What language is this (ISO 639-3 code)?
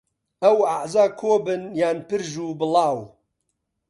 ckb